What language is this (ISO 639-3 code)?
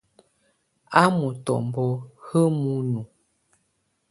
tvu